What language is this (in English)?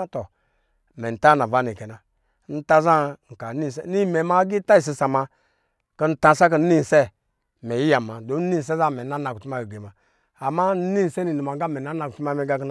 Lijili